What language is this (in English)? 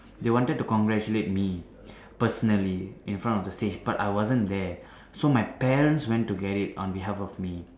English